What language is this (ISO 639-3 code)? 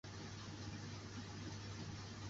zho